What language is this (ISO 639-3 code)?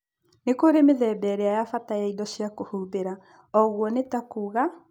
kik